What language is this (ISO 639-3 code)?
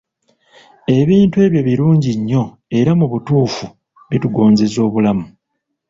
lug